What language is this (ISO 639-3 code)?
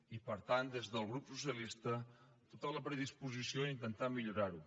cat